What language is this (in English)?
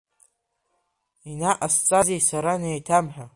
Abkhazian